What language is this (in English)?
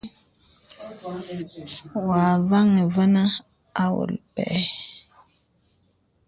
Bebele